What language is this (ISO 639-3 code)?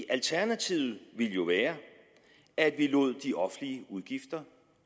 dan